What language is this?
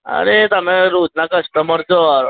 Gujarati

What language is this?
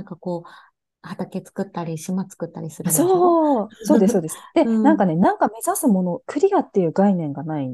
Japanese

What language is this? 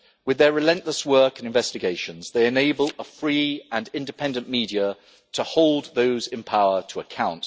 English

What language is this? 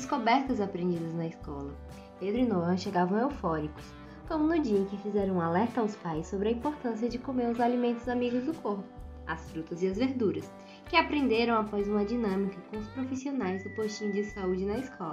Portuguese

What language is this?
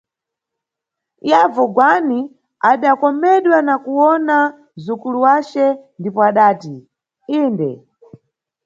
Nyungwe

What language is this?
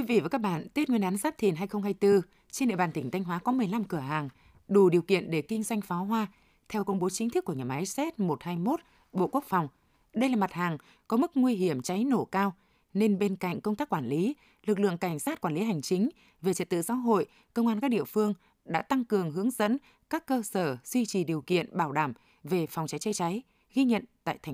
Vietnamese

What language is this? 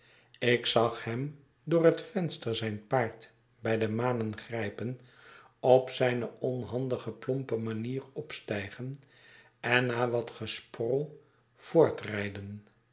Dutch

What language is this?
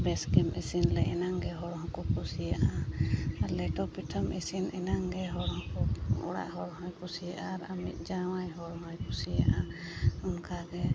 Santali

